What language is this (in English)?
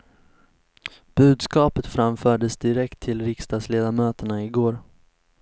Swedish